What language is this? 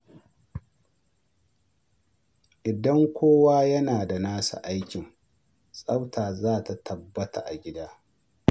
Hausa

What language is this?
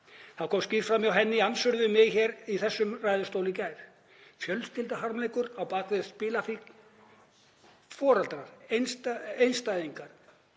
Icelandic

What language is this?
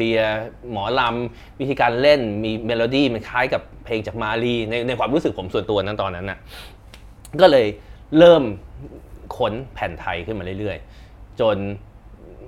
Thai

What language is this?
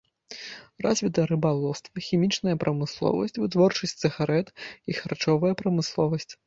Belarusian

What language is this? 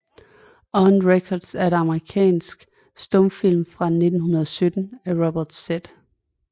Danish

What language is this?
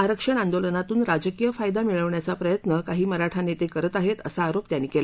Marathi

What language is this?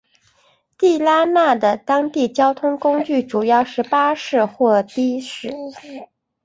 Chinese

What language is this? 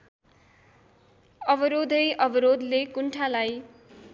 Nepali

